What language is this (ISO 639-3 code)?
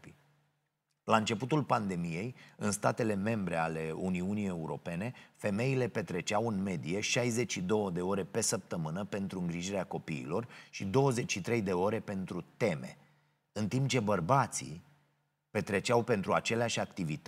ron